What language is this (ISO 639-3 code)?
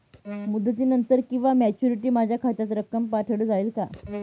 mar